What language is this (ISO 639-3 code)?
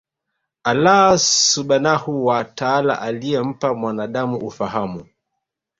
swa